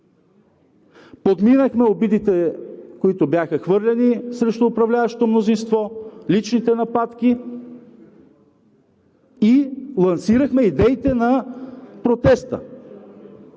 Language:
Bulgarian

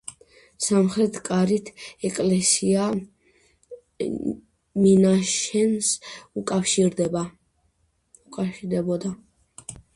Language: Georgian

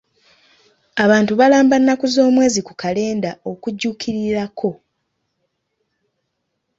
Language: Ganda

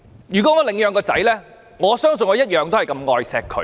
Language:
Cantonese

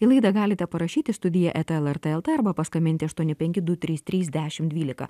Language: Lithuanian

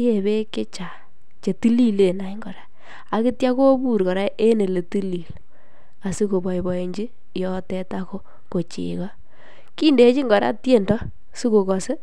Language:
Kalenjin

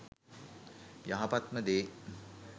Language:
Sinhala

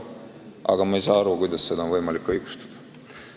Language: Estonian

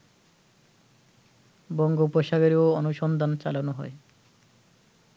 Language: Bangla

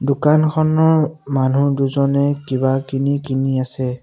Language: Assamese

